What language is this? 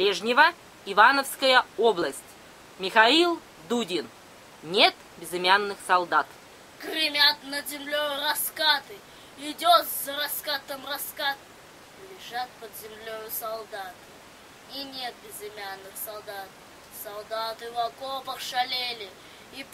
Russian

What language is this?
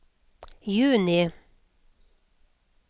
Norwegian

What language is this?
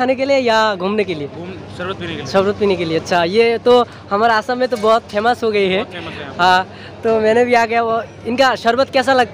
Hindi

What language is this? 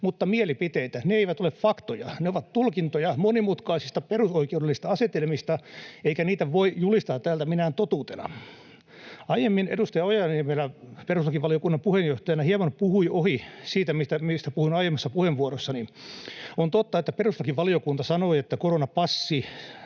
Finnish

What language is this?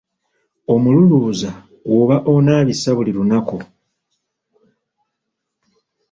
Ganda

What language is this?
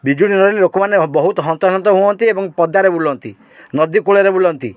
Odia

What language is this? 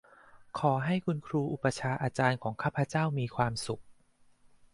Thai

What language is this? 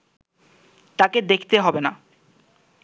Bangla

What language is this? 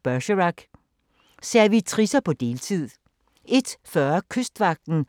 Danish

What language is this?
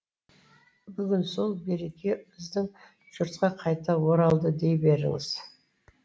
Kazakh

